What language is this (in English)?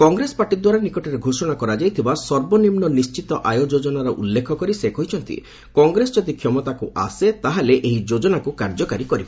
Odia